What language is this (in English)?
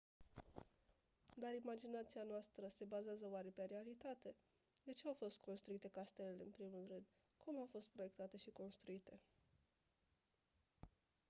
Romanian